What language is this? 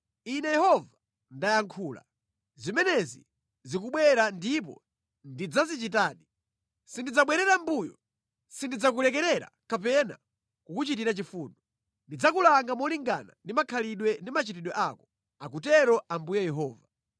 Nyanja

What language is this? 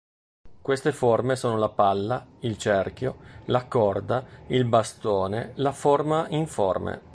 Italian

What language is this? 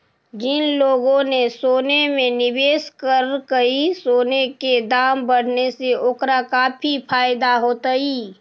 Magahi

